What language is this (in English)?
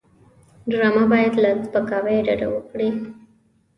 Pashto